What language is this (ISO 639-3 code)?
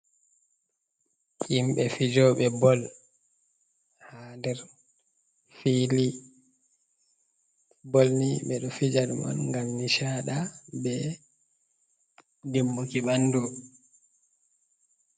ful